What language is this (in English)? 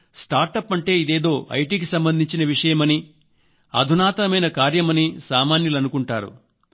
Telugu